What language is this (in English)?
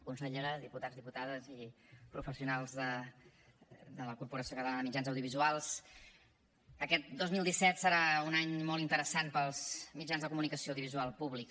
Catalan